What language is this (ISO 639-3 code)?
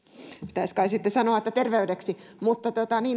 fin